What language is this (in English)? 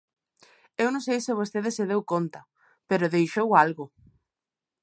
Galician